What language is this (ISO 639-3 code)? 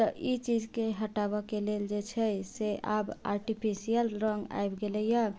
mai